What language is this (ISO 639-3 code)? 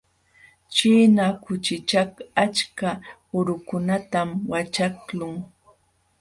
qxw